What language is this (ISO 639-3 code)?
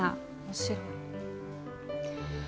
jpn